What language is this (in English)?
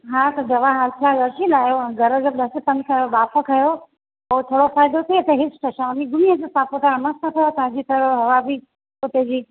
Sindhi